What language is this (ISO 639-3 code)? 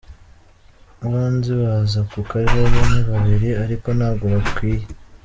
kin